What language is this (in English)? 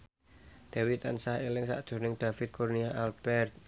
Javanese